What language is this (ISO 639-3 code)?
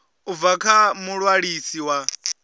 ven